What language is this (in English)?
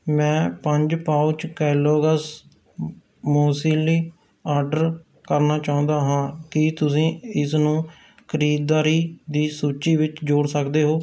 Punjabi